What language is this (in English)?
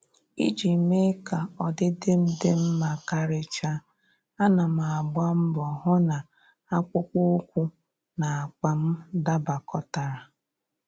Igbo